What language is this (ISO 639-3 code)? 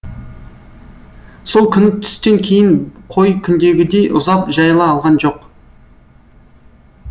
kaz